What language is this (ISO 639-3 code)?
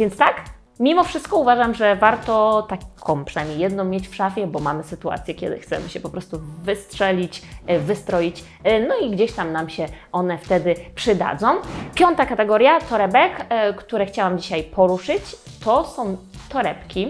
pol